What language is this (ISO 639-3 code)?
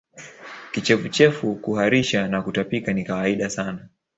swa